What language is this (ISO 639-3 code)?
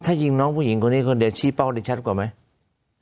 tha